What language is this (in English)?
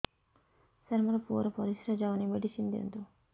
Odia